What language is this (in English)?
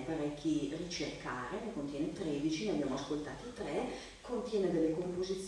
Italian